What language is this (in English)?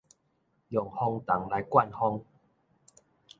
Min Nan Chinese